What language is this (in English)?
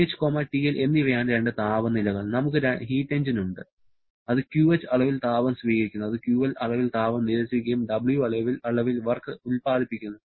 Malayalam